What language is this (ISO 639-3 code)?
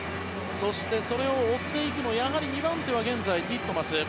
jpn